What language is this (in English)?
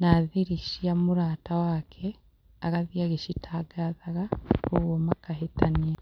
Kikuyu